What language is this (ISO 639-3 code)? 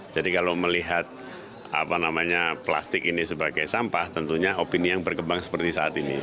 ind